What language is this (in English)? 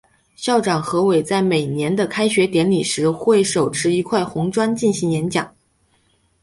Chinese